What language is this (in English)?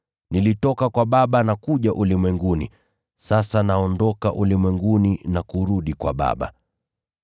Swahili